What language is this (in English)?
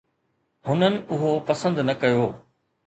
Sindhi